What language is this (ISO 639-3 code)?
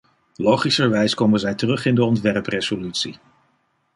nld